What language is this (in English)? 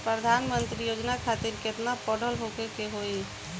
Bhojpuri